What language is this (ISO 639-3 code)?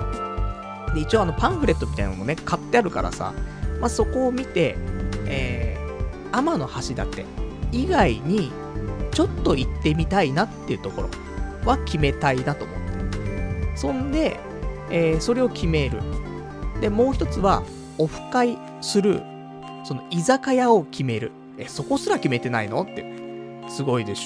jpn